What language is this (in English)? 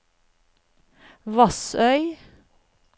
Norwegian